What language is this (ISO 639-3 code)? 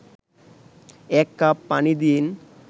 ben